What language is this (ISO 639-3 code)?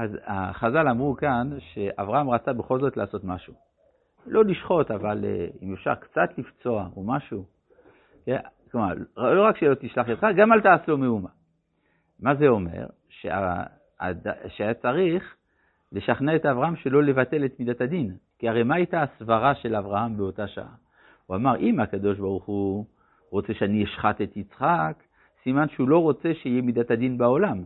heb